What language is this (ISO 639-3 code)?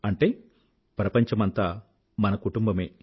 tel